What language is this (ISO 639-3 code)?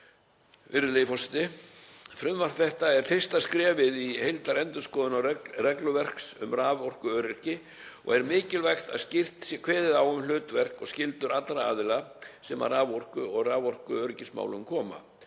isl